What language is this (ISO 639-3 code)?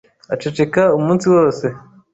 kin